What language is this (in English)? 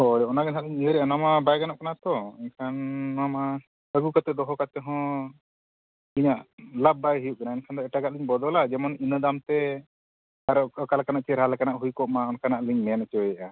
Santali